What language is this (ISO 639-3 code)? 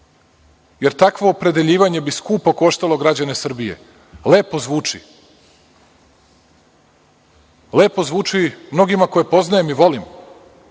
srp